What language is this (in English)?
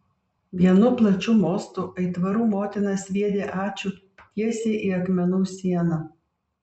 Lithuanian